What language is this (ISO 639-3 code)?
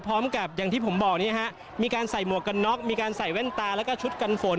tha